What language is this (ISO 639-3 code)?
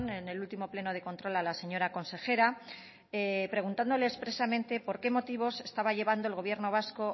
spa